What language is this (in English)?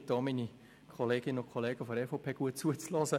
Swiss German